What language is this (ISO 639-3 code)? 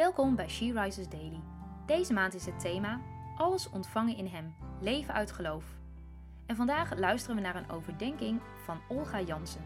nld